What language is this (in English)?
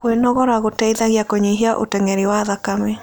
Kikuyu